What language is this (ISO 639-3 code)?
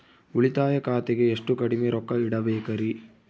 kan